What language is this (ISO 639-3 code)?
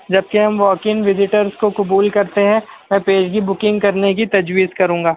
urd